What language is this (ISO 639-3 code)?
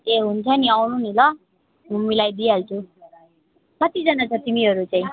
nep